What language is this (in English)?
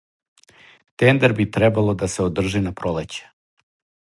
Serbian